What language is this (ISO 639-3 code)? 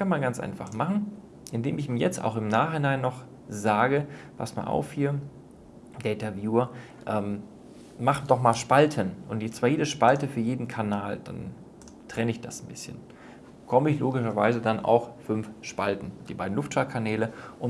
deu